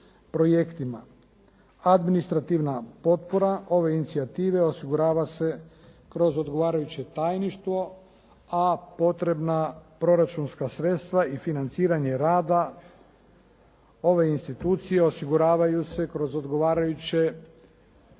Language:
Croatian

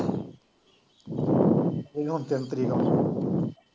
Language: Punjabi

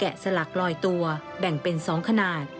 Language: Thai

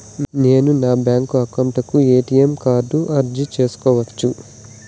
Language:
Telugu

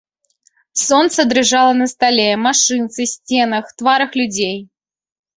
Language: Belarusian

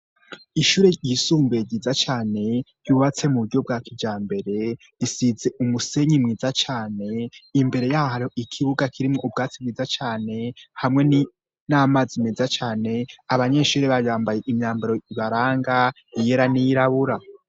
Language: Rundi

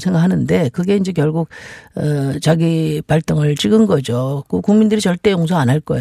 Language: Korean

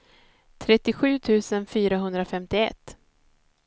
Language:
Swedish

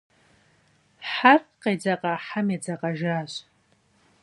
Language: Kabardian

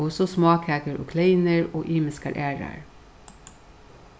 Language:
Faroese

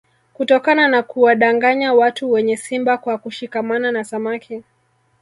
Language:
Swahili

